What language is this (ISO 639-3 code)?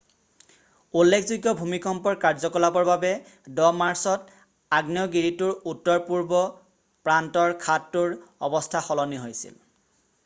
asm